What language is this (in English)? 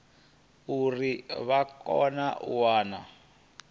Venda